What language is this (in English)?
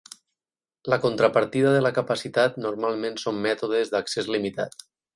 Catalan